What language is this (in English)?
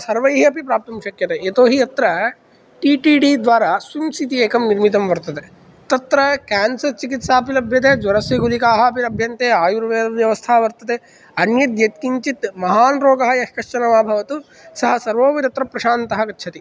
Sanskrit